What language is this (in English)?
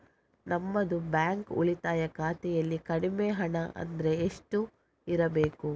Kannada